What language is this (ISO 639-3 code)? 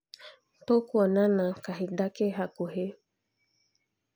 kik